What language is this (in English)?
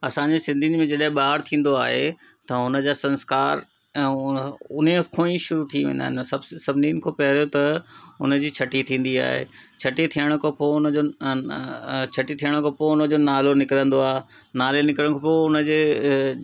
Sindhi